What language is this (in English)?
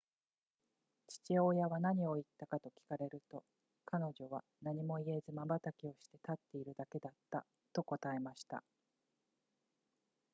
Japanese